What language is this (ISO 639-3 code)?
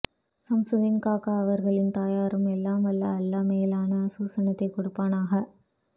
tam